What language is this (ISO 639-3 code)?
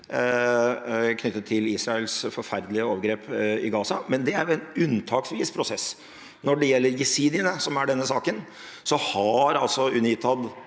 nor